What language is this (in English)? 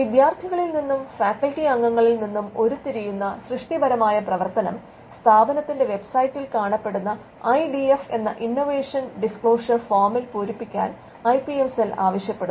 Malayalam